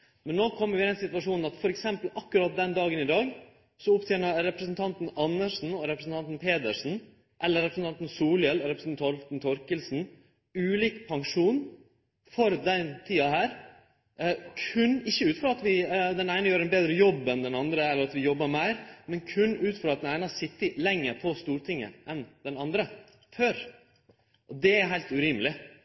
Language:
Norwegian Nynorsk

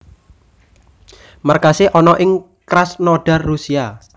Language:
Javanese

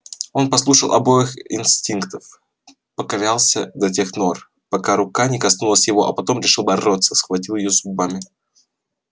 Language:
Russian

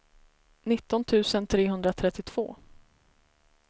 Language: Swedish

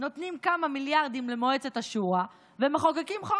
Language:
Hebrew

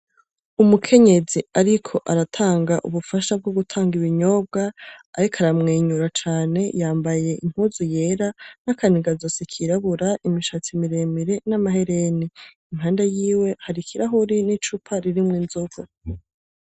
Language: Rundi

